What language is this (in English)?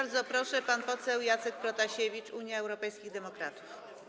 Polish